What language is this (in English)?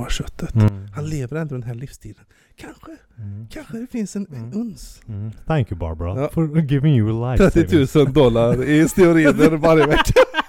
Swedish